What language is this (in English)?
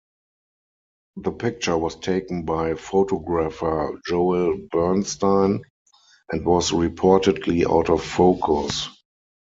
English